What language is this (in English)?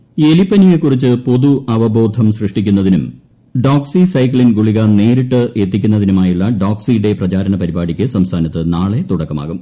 Malayalam